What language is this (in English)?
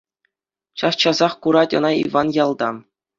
Chuvash